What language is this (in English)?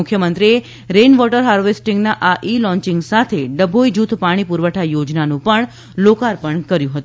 Gujarati